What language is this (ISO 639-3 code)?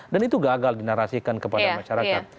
ind